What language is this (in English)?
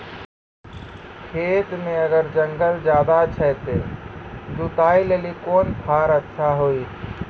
Maithili